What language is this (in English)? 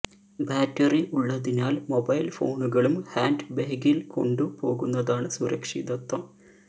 Malayalam